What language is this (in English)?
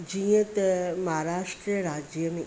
Sindhi